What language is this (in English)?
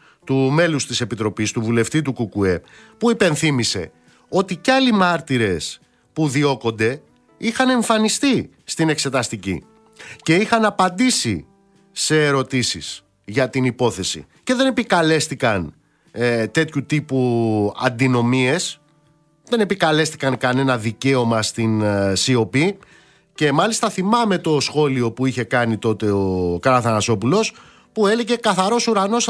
Greek